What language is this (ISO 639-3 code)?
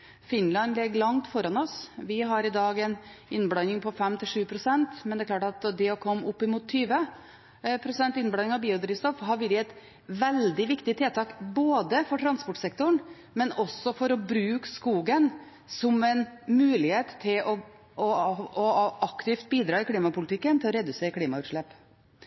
nob